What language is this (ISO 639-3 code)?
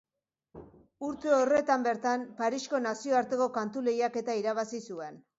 eus